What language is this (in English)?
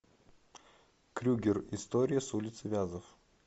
Russian